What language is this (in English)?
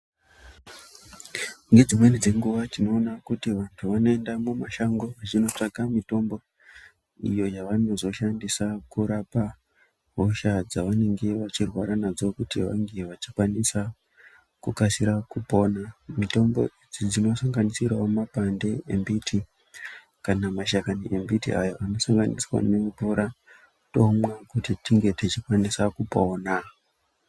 Ndau